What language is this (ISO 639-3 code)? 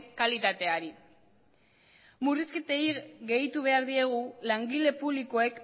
eus